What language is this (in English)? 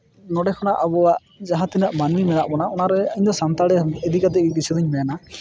Santali